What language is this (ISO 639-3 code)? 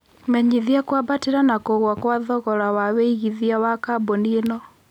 kik